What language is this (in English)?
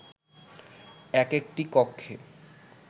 Bangla